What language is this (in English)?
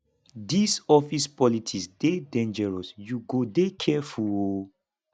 Nigerian Pidgin